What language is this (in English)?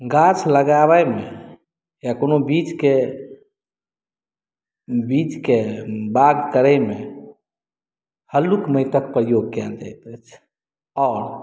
Maithili